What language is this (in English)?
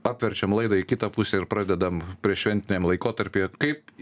Lithuanian